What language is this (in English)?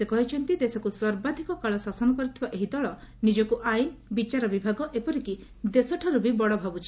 Odia